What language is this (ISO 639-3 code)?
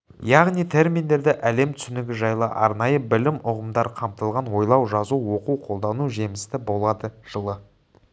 kaz